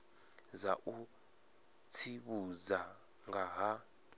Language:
Venda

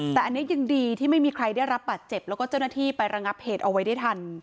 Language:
Thai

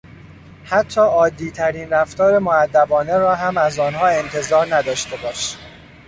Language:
Persian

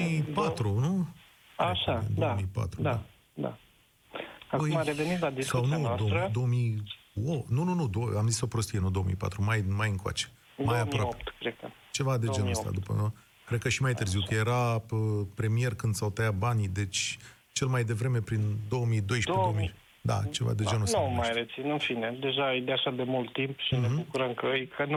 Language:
Romanian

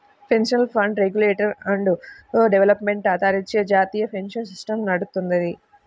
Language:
Telugu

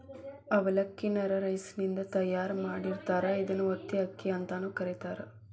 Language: Kannada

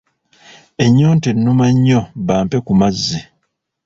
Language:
Ganda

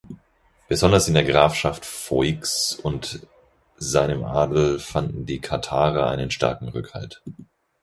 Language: German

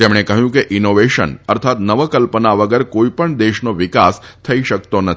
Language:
Gujarati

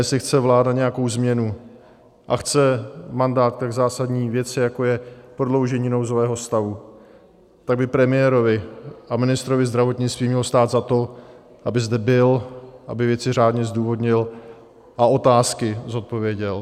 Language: Czech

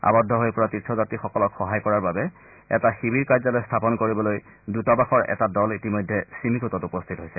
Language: Assamese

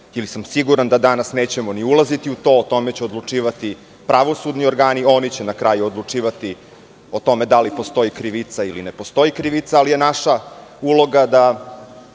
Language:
Serbian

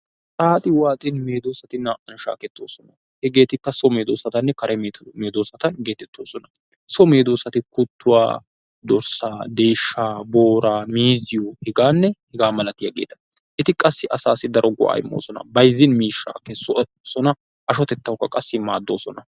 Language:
Wolaytta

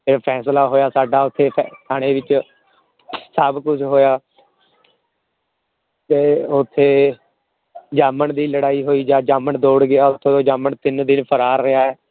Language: Punjabi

